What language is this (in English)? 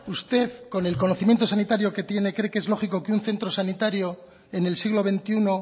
Spanish